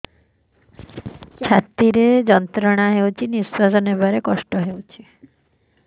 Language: Odia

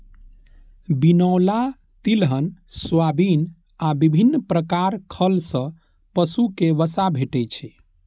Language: Maithili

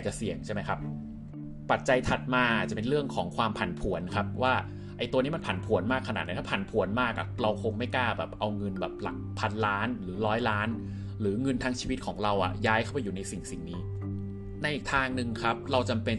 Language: Thai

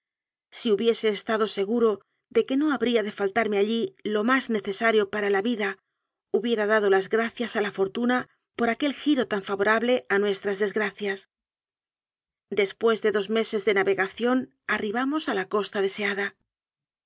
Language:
Spanish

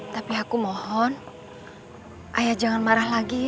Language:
Indonesian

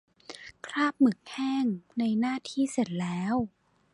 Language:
Thai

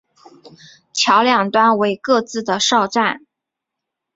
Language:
Chinese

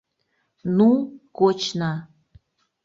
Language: Mari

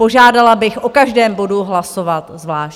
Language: Czech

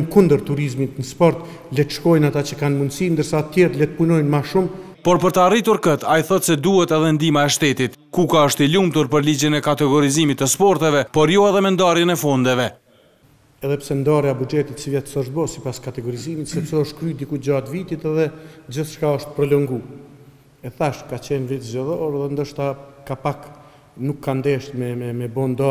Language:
Romanian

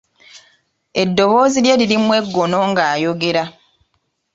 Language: Ganda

